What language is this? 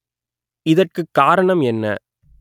Tamil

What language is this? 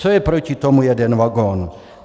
Czech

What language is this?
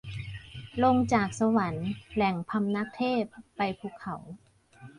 Thai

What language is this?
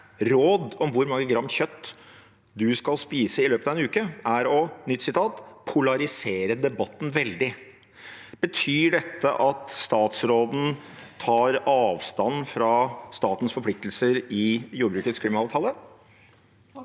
Norwegian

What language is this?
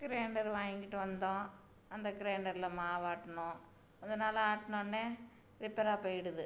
Tamil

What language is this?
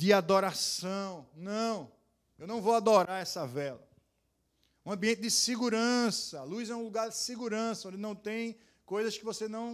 Portuguese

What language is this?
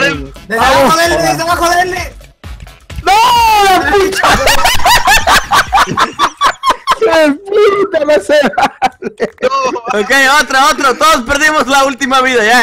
Spanish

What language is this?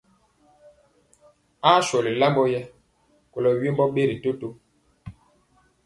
Mpiemo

